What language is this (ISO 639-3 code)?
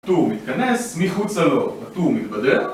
heb